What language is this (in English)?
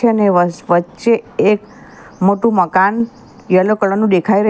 Gujarati